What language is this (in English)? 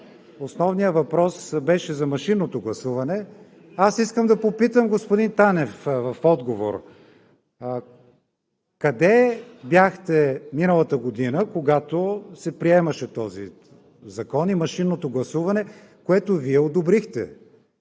Bulgarian